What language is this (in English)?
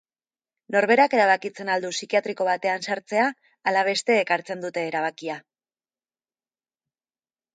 Basque